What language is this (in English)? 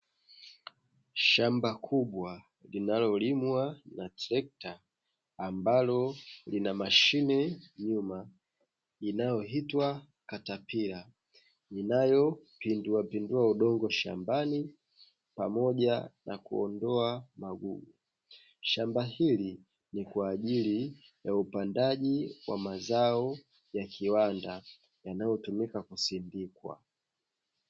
Swahili